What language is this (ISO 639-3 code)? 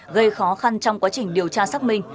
vie